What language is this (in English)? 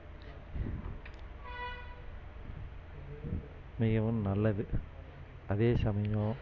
Tamil